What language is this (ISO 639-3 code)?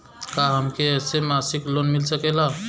bho